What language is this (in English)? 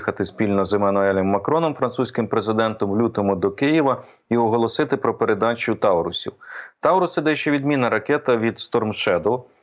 Ukrainian